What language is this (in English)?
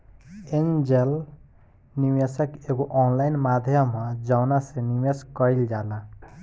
Bhojpuri